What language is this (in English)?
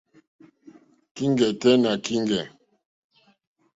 Mokpwe